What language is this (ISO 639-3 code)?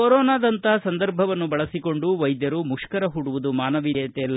kan